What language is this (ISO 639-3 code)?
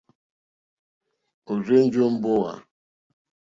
bri